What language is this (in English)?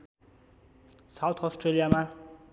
Nepali